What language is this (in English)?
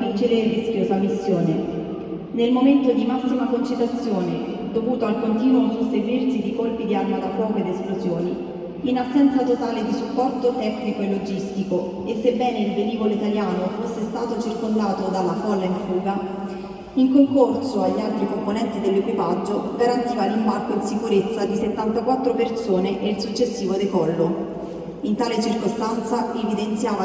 Italian